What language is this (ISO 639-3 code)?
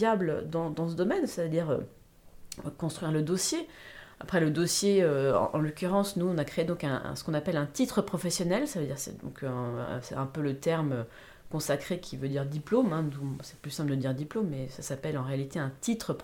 fra